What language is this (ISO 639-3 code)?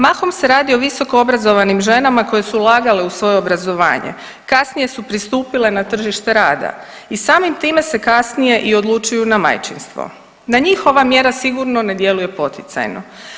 hrv